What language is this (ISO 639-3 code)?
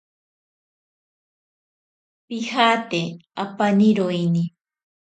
prq